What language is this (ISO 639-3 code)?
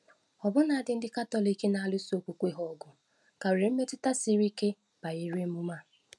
ibo